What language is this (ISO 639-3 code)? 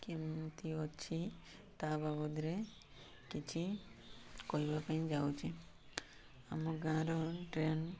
ori